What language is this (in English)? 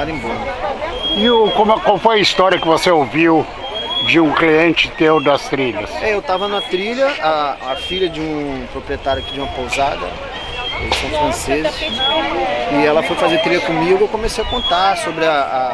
Portuguese